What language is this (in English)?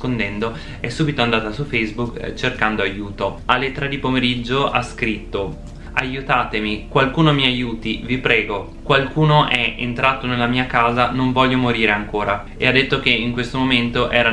Italian